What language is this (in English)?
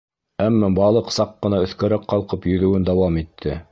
Bashkir